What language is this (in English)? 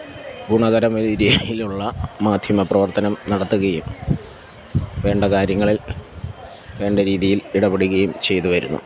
Malayalam